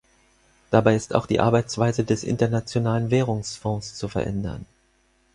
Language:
German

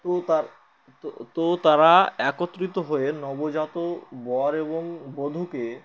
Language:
Bangla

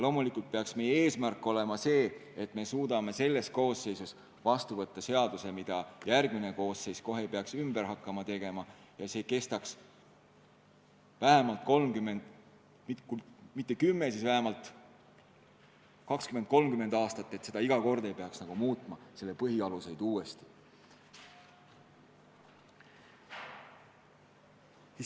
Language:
Estonian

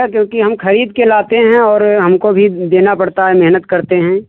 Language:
Hindi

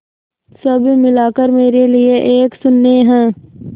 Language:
Hindi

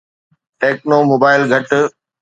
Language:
Sindhi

